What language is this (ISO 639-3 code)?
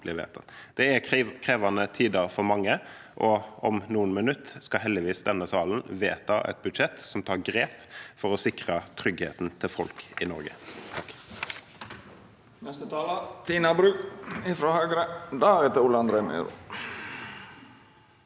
nor